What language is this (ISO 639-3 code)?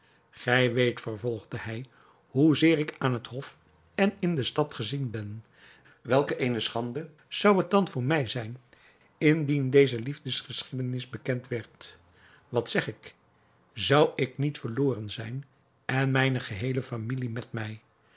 nld